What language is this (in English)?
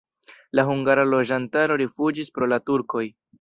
Esperanto